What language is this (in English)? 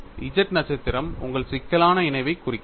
Tamil